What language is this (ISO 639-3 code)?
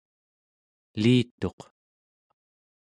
esu